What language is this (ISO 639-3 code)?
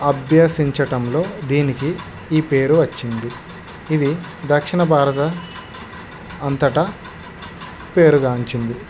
tel